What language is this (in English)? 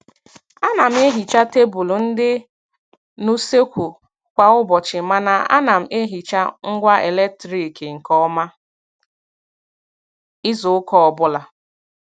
Igbo